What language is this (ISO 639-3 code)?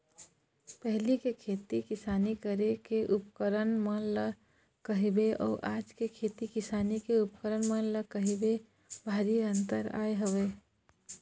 hne